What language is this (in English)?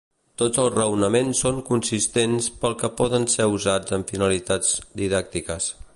Catalan